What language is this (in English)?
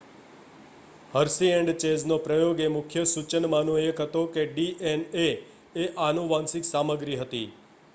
Gujarati